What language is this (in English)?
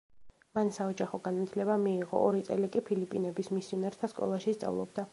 Georgian